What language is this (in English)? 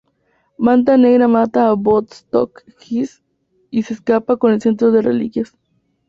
Spanish